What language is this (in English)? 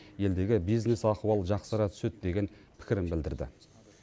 Kazakh